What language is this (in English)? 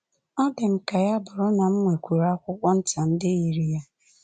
Igbo